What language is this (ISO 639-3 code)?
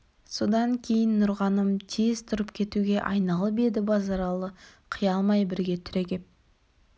kaz